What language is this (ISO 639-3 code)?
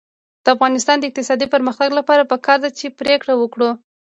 pus